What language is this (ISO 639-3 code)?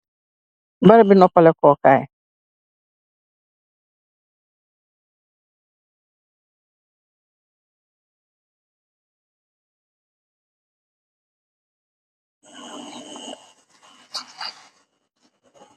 wol